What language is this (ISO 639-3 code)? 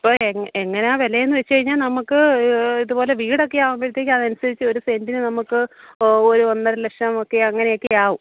mal